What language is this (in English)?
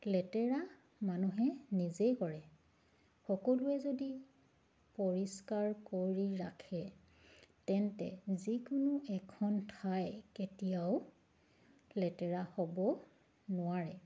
Assamese